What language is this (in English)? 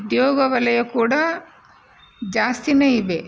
Kannada